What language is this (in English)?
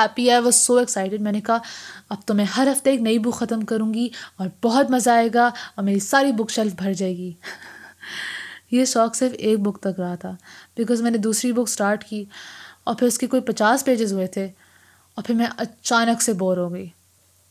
Urdu